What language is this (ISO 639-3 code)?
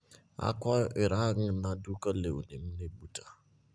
luo